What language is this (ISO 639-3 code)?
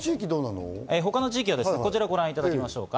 jpn